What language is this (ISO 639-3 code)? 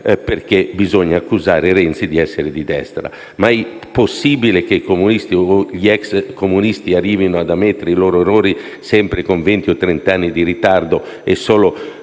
ita